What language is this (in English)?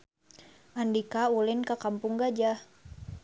Sundanese